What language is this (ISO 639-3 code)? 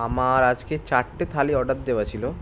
ben